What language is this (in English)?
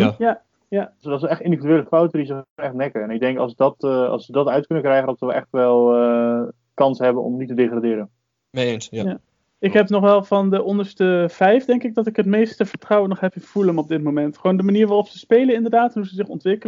Dutch